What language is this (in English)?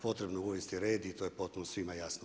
Croatian